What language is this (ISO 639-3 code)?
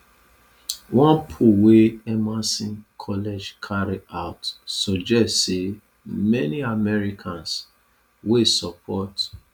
pcm